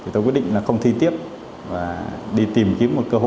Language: Vietnamese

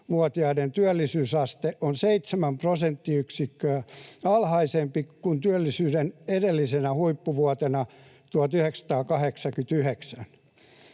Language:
Finnish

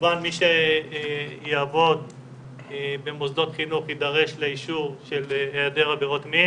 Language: Hebrew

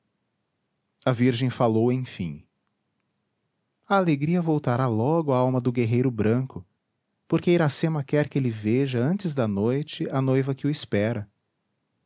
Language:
Portuguese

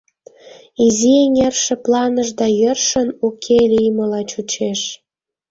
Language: Mari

